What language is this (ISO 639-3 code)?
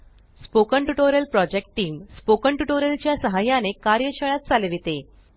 mar